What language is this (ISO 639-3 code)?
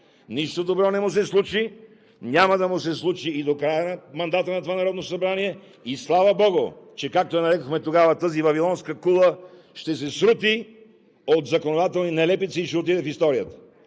bul